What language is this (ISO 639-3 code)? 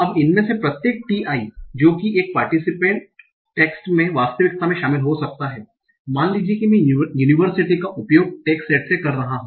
hin